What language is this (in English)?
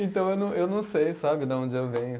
Portuguese